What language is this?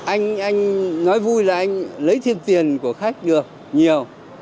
Vietnamese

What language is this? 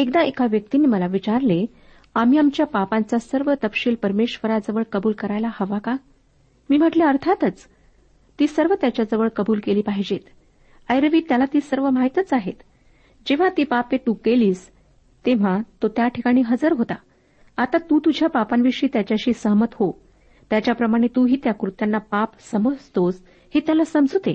Marathi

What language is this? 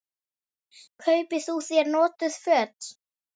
Icelandic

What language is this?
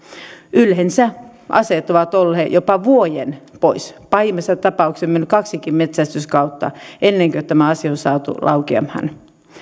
Finnish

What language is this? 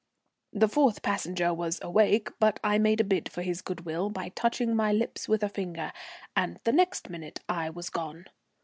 English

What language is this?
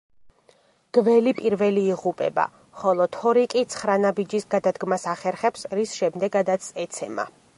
Georgian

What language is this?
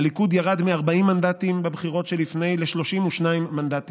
Hebrew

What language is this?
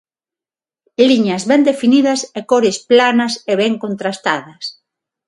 Galician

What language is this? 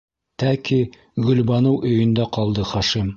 Bashkir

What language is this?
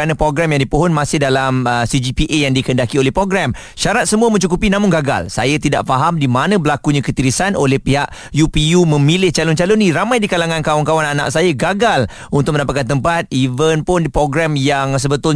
Malay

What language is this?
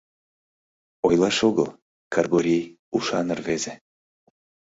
Mari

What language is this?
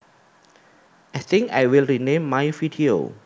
Javanese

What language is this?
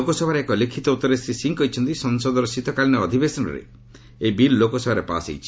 Odia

